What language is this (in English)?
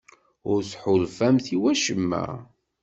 Kabyle